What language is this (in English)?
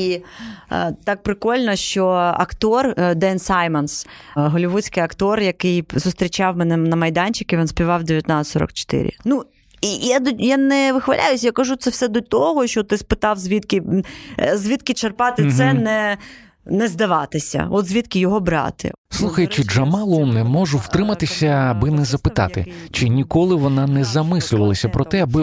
Ukrainian